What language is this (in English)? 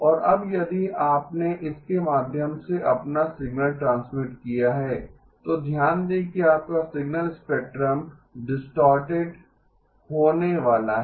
Hindi